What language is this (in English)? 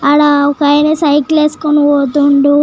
Telugu